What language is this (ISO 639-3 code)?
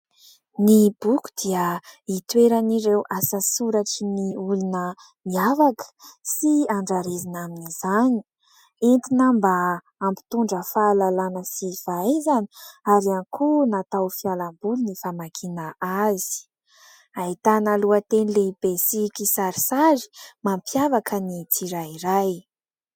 mlg